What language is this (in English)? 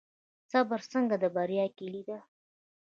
Pashto